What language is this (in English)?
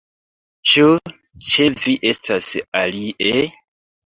Esperanto